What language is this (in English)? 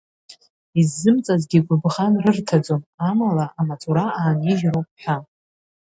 Abkhazian